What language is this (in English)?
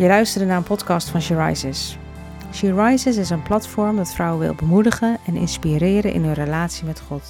Dutch